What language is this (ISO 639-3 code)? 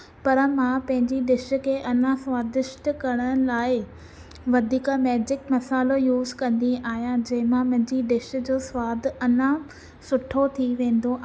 snd